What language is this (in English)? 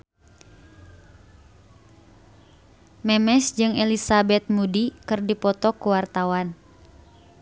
Sundanese